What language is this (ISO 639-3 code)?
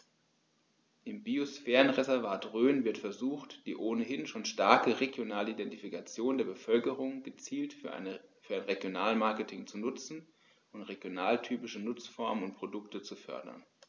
deu